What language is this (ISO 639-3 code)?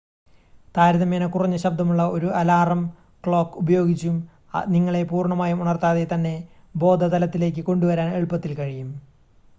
mal